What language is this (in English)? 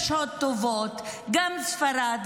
Hebrew